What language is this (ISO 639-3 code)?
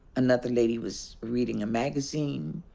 eng